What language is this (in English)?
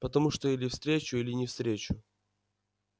Russian